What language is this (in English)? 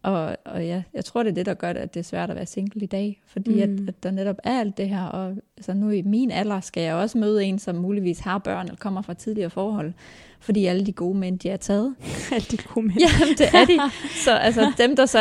Danish